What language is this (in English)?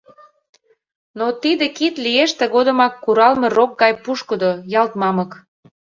Mari